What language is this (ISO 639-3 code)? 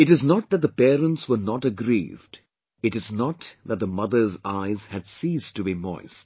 eng